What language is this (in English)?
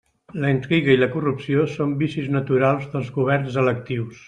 Catalan